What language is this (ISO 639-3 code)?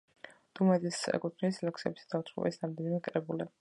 kat